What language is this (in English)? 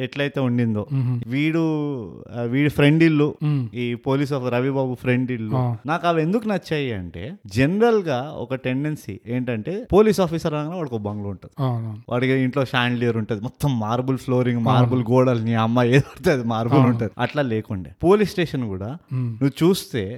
Telugu